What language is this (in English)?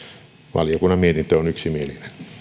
Finnish